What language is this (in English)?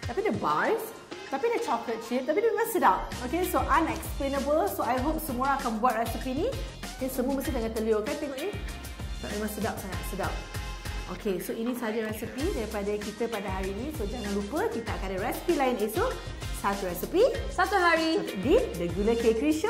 Malay